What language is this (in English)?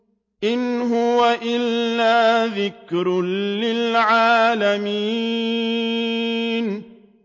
Arabic